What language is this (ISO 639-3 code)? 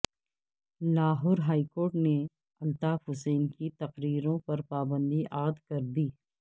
urd